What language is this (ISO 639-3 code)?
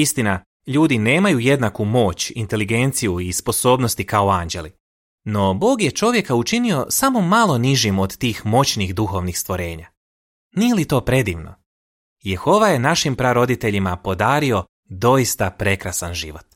hrv